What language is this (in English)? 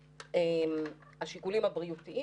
Hebrew